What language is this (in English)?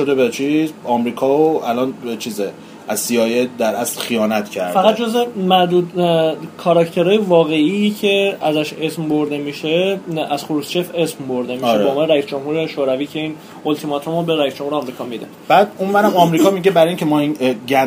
Persian